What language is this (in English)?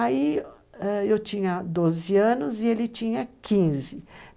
Portuguese